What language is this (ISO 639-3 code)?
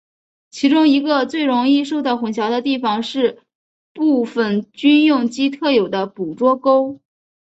zho